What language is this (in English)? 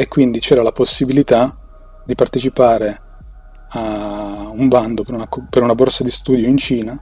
Italian